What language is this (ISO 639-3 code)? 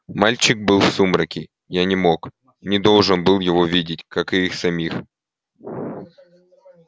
rus